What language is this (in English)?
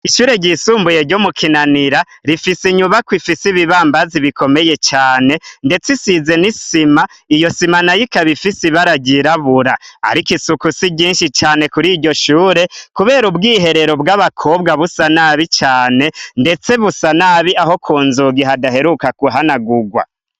Rundi